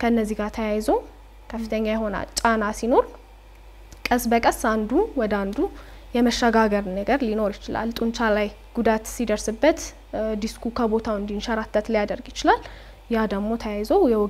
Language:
Arabic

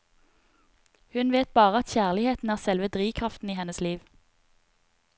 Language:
Norwegian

